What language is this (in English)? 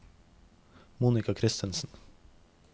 Norwegian